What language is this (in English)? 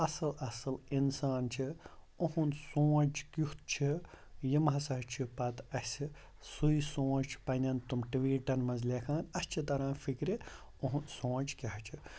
Kashmiri